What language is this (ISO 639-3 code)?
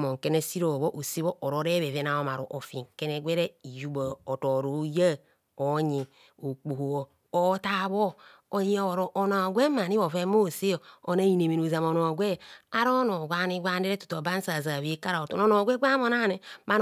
bcs